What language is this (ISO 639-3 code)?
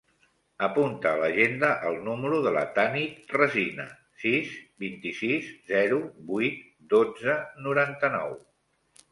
cat